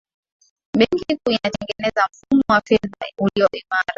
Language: Swahili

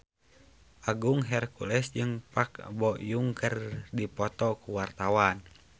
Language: Sundanese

